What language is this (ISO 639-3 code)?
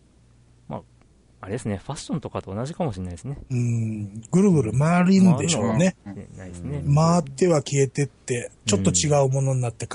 jpn